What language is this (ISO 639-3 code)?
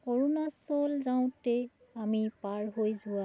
asm